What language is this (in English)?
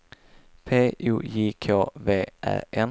Swedish